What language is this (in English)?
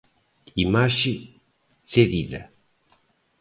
Galician